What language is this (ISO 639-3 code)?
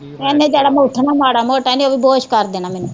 pan